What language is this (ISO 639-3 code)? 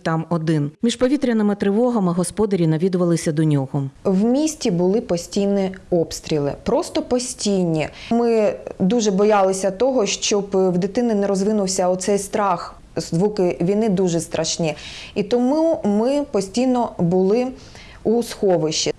ukr